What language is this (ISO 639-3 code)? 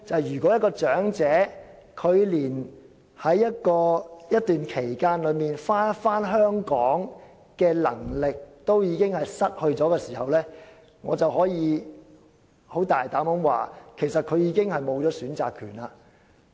yue